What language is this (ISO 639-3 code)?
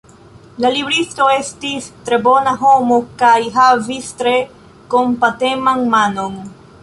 epo